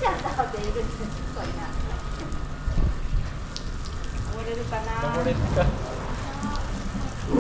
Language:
Japanese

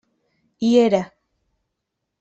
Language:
Catalan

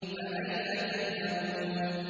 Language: Arabic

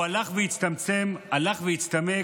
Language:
Hebrew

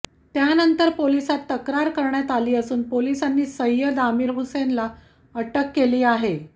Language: Marathi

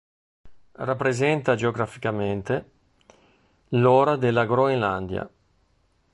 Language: Italian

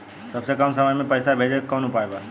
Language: Bhojpuri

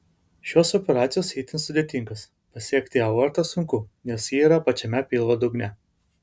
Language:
Lithuanian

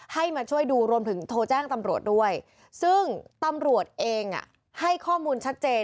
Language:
Thai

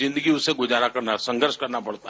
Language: Hindi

